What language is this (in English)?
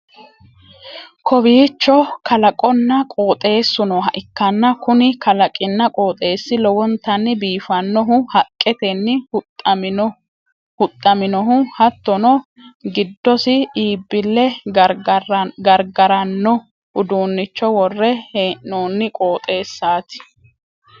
Sidamo